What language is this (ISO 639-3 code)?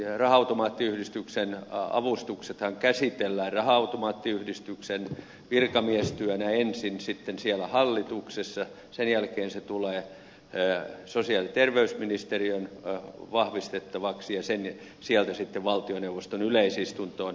fin